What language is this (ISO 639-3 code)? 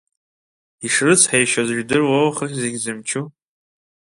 abk